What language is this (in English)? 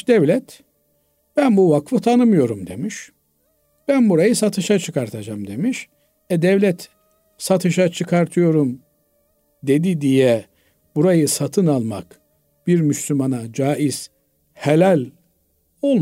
Turkish